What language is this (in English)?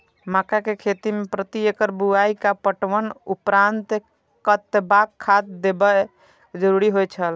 Maithili